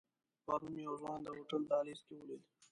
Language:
Pashto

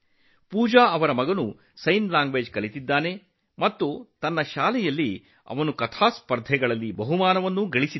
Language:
Kannada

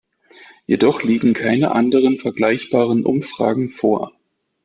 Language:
German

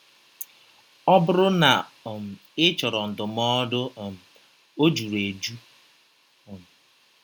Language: Igbo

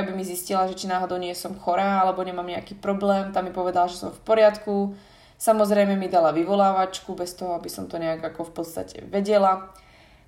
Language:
Slovak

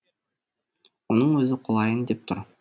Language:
Kazakh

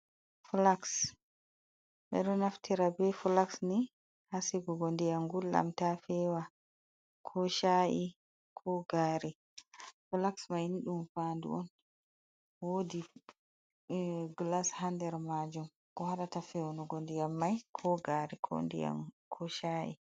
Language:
Fula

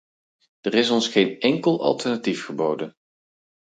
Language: Dutch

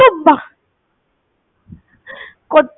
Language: Bangla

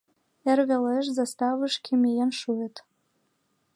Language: Mari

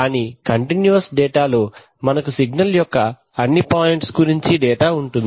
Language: Telugu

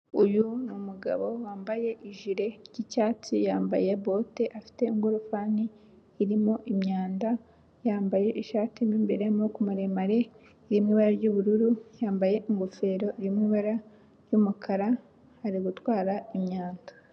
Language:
Kinyarwanda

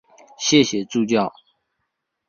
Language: Chinese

